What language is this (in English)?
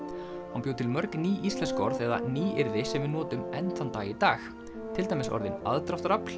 Icelandic